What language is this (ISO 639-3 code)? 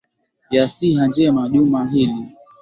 swa